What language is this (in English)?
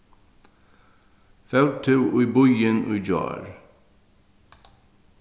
Faroese